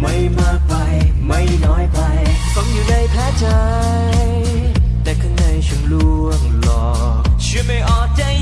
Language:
Vietnamese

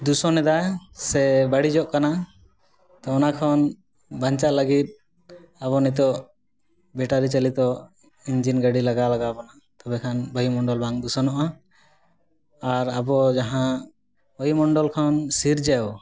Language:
Santali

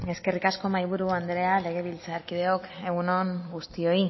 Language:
Basque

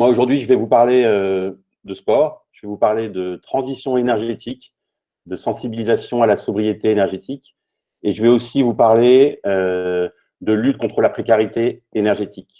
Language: French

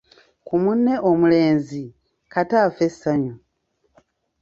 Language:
Ganda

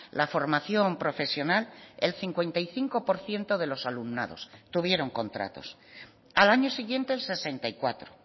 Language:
Spanish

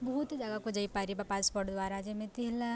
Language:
Odia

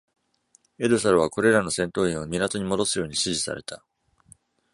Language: Japanese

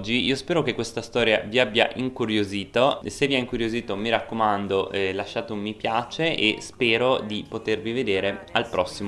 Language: Italian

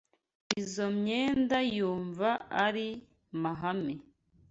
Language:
Kinyarwanda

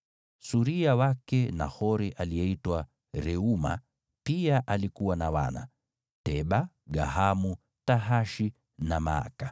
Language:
Swahili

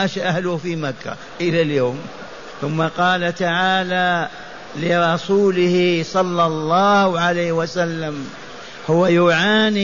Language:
Arabic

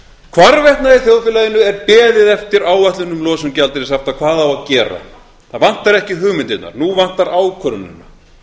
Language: Icelandic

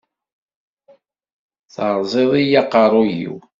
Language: Kabyle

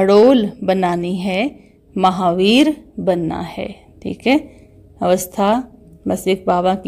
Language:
Hindi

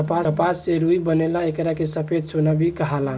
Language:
Bhojpuri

